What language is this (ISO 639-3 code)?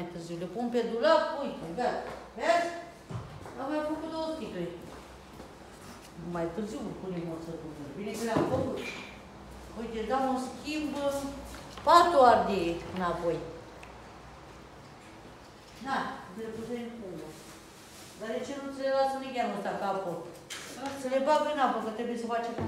ron